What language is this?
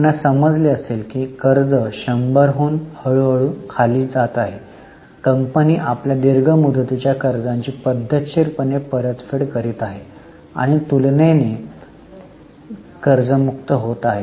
Marathi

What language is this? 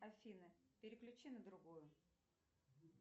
Russian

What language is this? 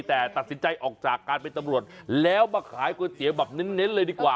Thai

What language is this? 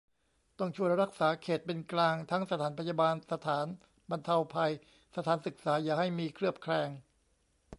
Thai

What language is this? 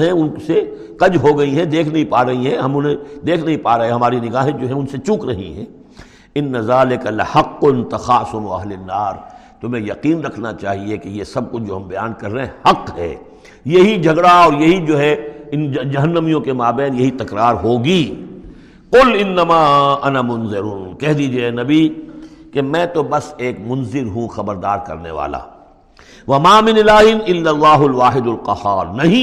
Urdu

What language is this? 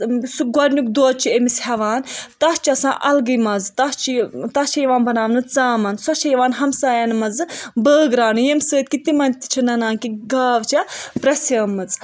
Kashmiri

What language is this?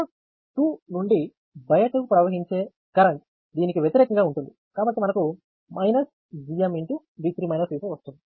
Telugu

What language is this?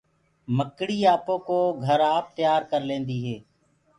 Gurgula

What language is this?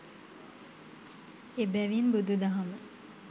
Sinhala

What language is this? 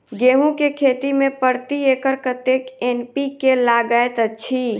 Maithili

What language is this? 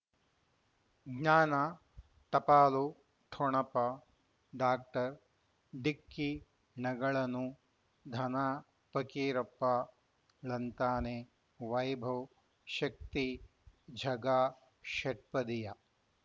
Kannada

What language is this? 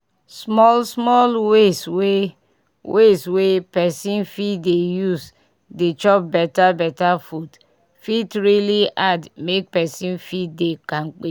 Nigerian Pidgin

